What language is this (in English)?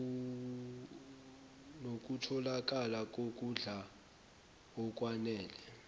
Zulu